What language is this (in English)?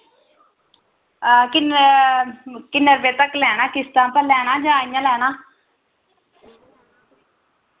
Dogri